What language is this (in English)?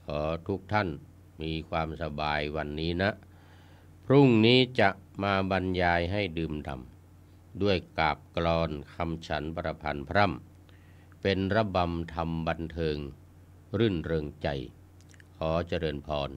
Thai